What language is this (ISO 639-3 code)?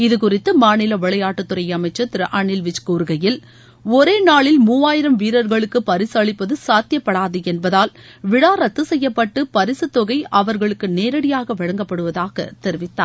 tam